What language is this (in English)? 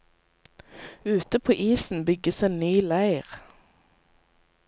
Norwegian